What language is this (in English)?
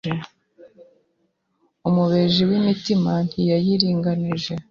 Kinyarwanda